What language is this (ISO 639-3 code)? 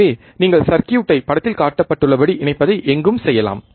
tam